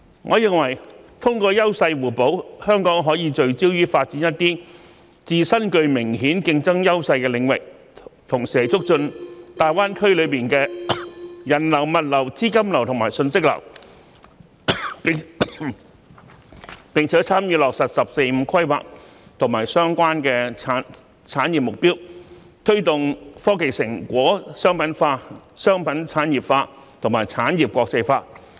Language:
Cantonese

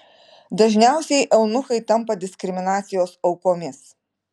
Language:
Lithuanian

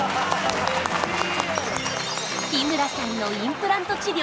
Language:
Japanese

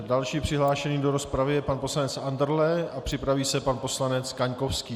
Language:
Czech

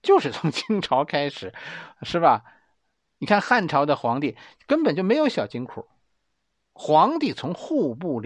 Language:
Chinese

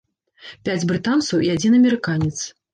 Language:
Belarusian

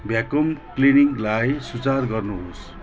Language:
Nepali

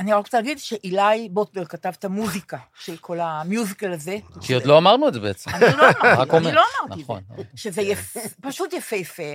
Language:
Hebrew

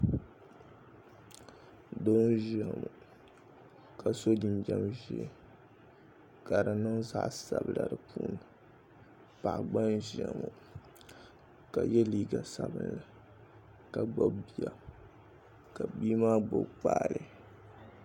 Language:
Dagbani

